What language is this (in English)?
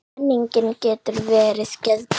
Icelandic